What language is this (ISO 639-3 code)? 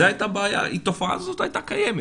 heb